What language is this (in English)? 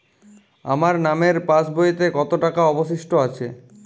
Bangla